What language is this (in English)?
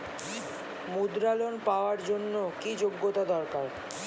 Bangla